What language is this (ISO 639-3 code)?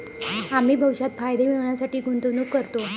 mar